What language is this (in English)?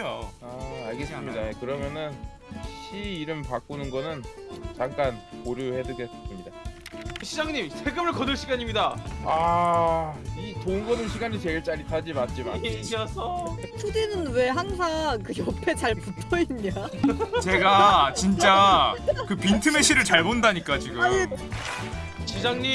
Korean